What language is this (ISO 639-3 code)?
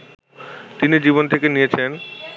ben